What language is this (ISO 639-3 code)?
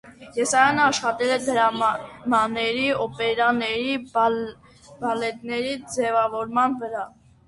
hye